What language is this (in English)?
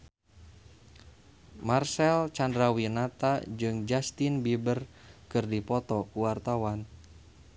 Sundanese